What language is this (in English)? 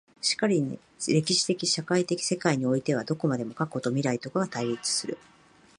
Japanese